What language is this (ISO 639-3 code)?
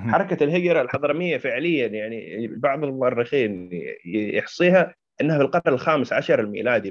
ara